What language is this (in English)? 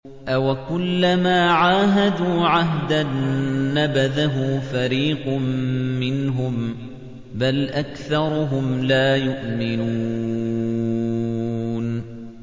Arabic